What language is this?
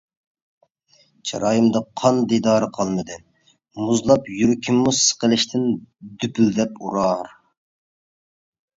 Uyghur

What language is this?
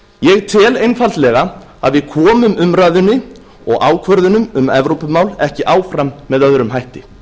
Icelandic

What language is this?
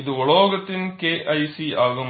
Tamil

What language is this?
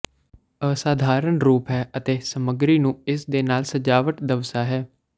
Punjabi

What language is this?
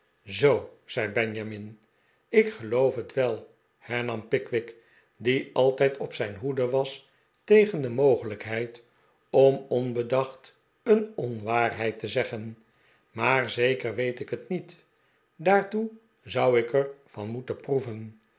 Dutch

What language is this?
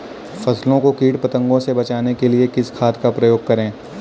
Hindi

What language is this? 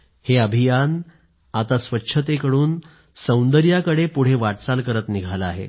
Marathi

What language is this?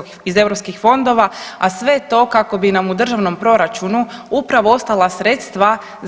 Croatian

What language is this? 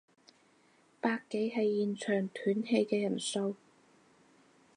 Cantonese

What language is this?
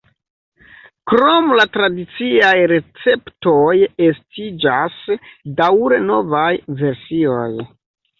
Esperanto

